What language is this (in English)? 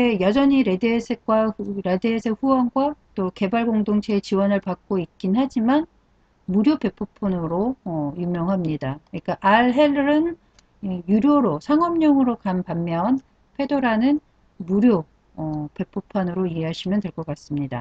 Korean